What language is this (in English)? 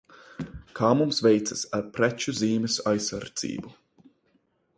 Latvian